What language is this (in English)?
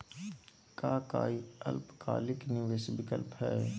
Magahi